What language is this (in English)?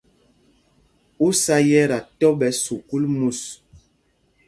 Mpumpong